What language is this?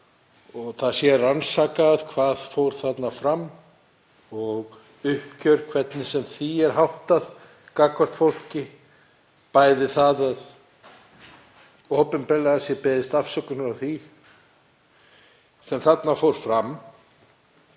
Icelandic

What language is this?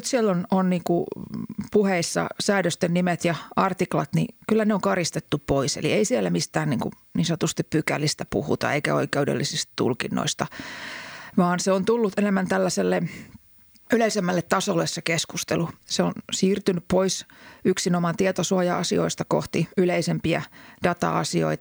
Finnish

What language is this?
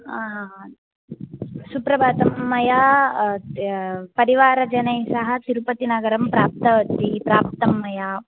Sanskrit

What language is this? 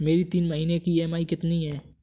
Hindi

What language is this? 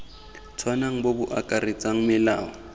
Tswana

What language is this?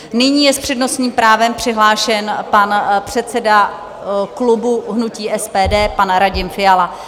Czech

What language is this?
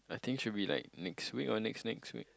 English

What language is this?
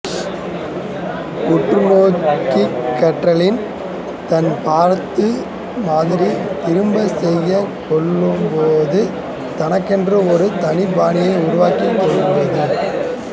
Tamil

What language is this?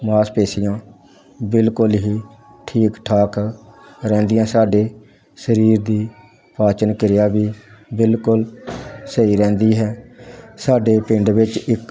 Punjabi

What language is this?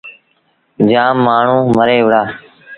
Sindhi Bhil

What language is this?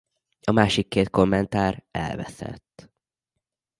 Hungarian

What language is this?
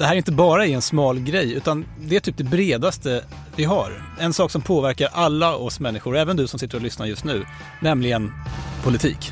Swedish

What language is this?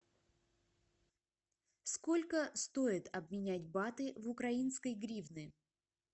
Russian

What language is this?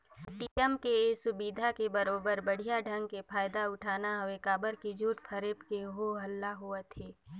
Chhattisgarhi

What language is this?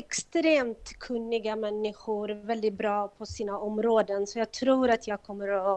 Swedish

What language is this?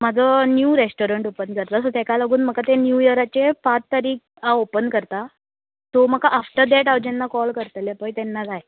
Konkani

